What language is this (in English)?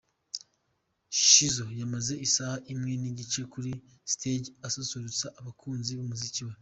Kinyarwanda